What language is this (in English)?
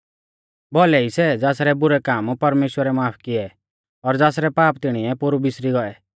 Mahasu Pahari